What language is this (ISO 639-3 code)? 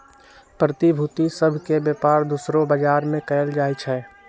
mag